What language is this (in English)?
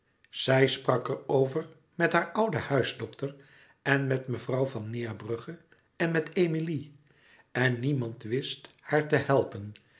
Dutch